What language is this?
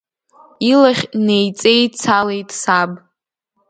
Abkhazian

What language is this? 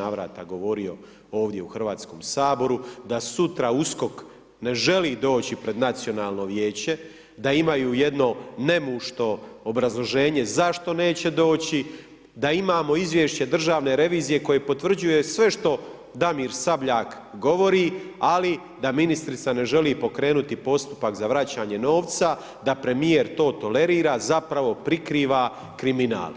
Croatian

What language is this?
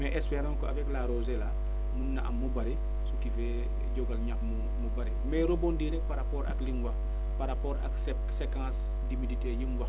Wolof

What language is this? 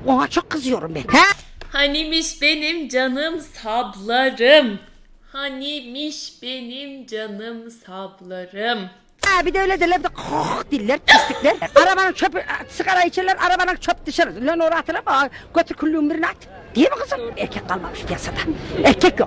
Turkish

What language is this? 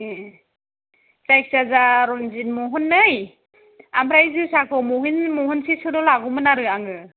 Bodo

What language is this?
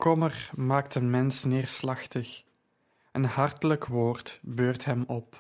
Dutch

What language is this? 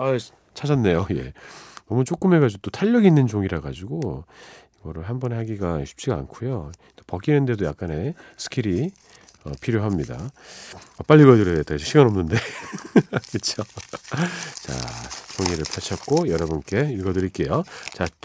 Korean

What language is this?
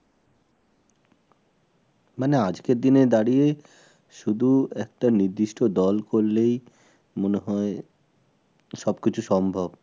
Bangla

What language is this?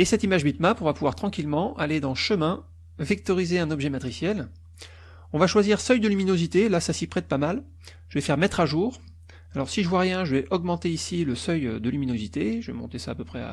French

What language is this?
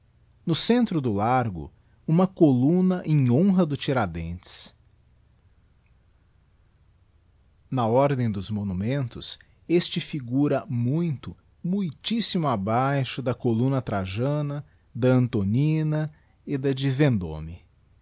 Portuguese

